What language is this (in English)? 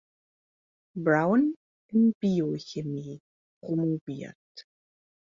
German